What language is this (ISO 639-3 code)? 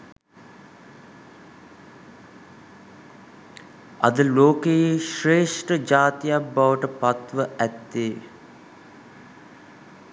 sin